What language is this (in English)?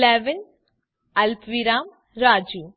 Gujarati